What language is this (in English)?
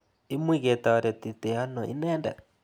Kalenjin